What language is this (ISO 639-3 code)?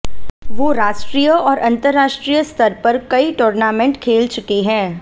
hin